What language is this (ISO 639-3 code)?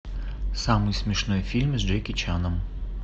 rus